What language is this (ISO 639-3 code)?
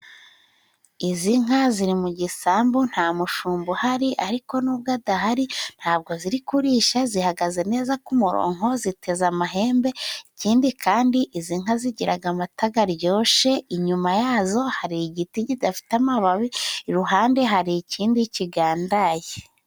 kin